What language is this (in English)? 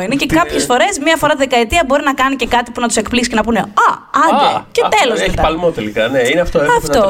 Greek